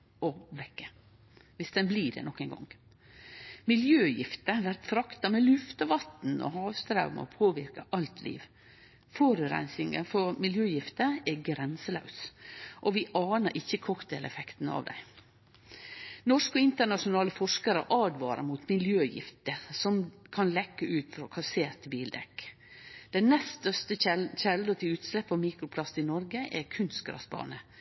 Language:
Norwegian Nynorsk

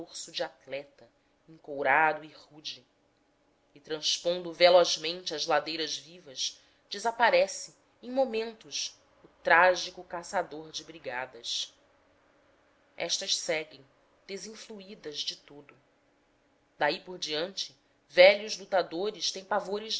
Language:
Portuguese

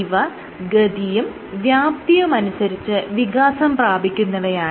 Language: Malayalam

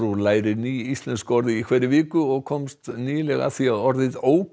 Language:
Icelandic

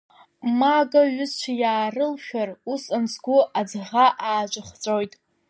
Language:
Abkhazian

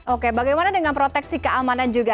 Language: Indonesian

